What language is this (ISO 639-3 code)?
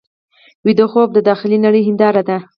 pus